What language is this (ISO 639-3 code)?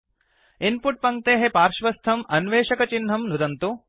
san